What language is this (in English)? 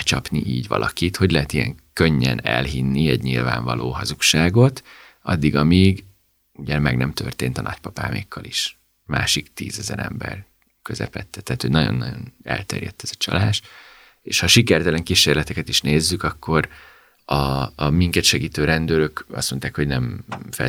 Hungarian